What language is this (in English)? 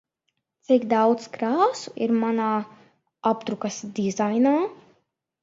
Latvian